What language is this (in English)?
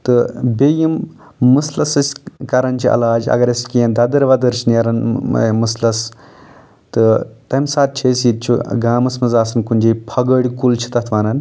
Kashmiri